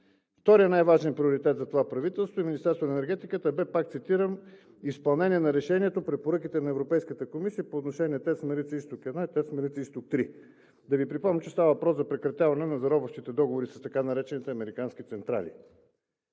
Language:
Bulgarian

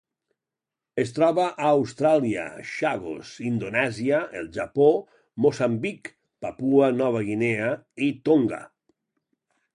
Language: Catalan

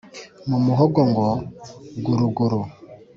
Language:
Kinyarwanda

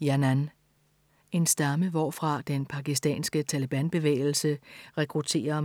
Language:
Danish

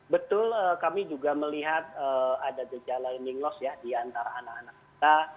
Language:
Indonesian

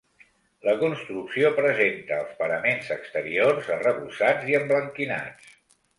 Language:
Catalan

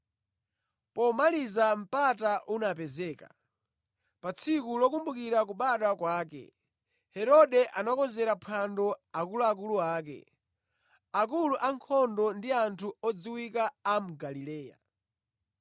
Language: Nyanja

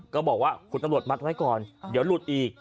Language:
Thai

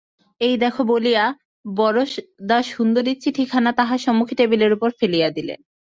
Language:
Bangla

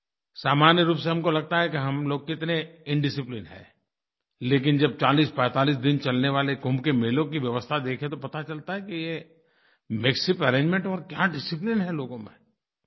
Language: Hindi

